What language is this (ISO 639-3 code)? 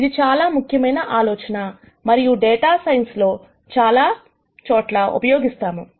tel